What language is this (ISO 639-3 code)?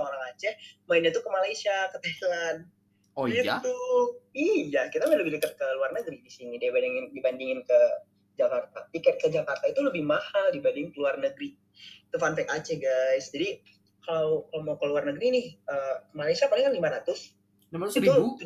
ind